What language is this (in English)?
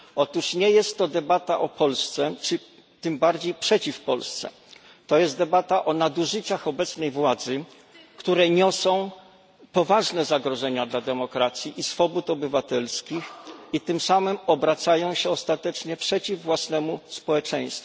Polish